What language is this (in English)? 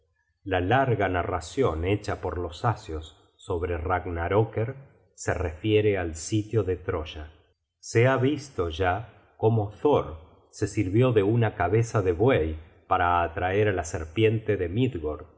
Spanish